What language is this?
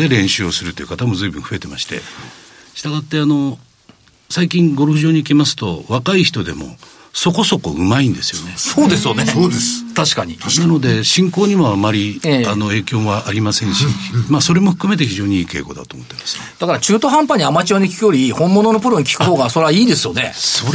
Japanese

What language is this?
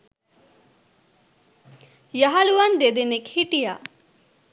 Sinhala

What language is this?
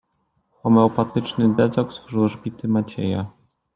Polish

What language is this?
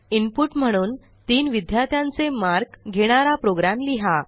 Marathi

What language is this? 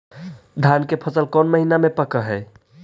Magahi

